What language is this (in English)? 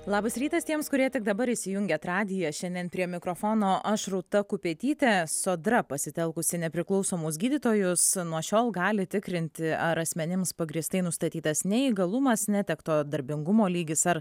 Lithuanian